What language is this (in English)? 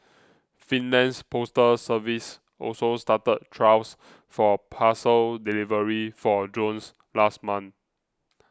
English